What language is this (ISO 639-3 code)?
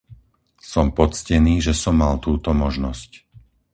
slk